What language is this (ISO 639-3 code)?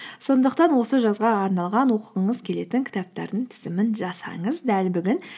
kaz